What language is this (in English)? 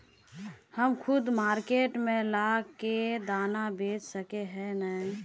Magahi